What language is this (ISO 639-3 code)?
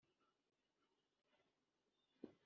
kin